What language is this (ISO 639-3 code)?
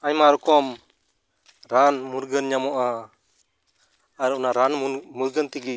sat